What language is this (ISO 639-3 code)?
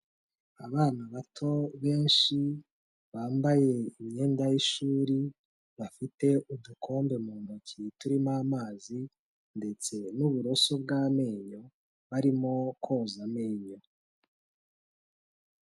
kin